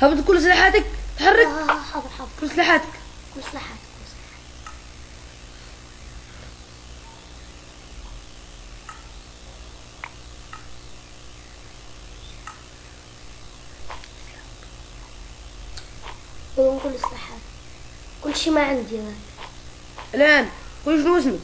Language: Arabic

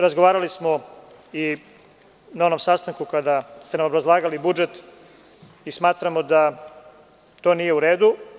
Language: Serbian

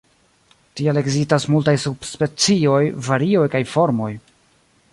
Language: Esperanto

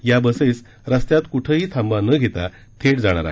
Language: Marathi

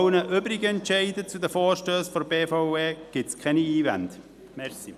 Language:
Swiss German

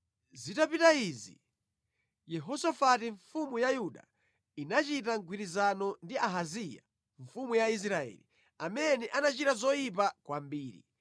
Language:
Nyanja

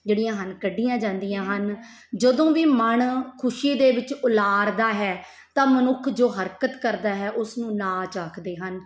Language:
Punjabi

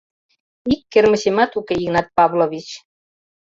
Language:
Mari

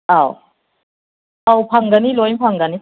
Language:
Manipuri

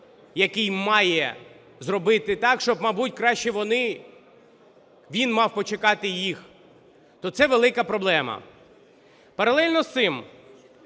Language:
Ukrainian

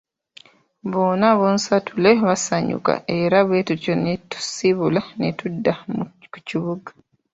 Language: Ganda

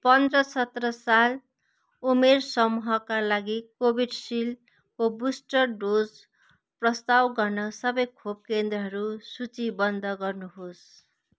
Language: Nepali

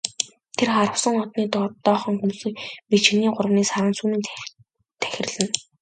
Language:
Mongolian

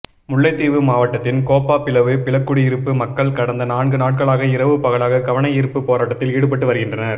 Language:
Tamil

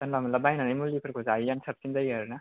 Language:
Bodo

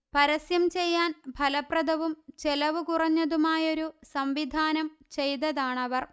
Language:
Malayalam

